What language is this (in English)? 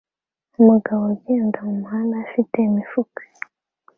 Kinyarwanda